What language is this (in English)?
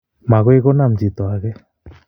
Kalenjin